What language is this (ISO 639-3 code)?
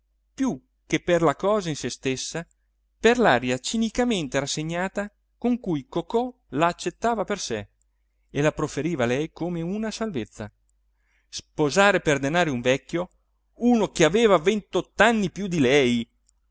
ita